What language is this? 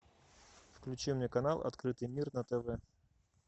Russian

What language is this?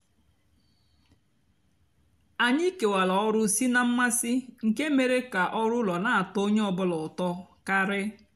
Igbo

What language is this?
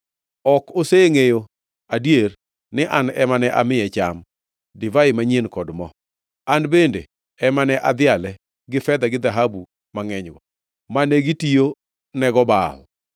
Luo (Kenya and Tanzania)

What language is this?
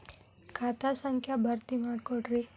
Kannada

